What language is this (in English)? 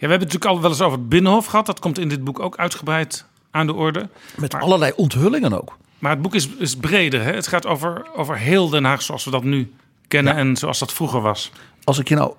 Dutch